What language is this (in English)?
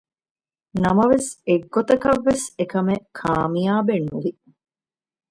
Divehi